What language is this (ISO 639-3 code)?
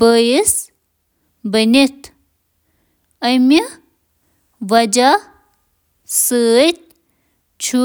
kas